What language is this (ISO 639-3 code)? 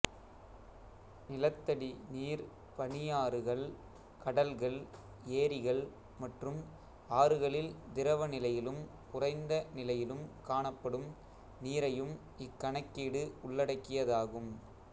tam